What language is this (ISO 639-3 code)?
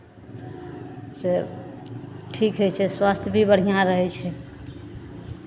mai